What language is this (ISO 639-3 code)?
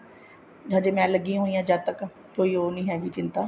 pan